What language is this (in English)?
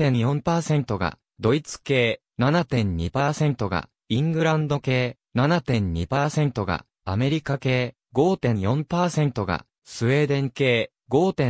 Japanese